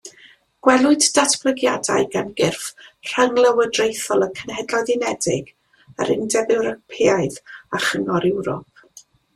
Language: Welsh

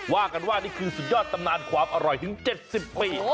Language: Thai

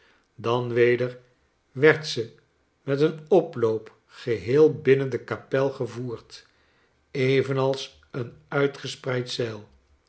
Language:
Dutch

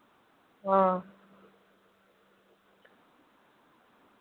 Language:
Dogri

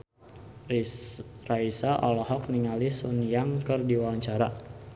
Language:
Sundanese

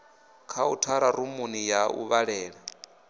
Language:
Venda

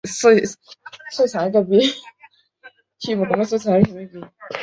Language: Chinese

